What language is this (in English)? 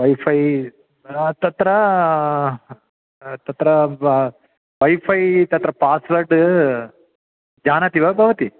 Sanskrit